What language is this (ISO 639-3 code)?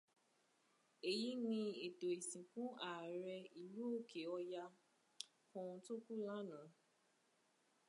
yor